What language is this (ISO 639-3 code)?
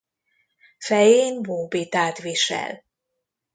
hun